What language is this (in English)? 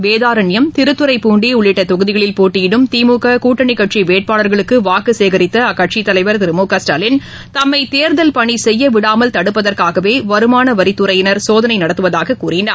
Tamil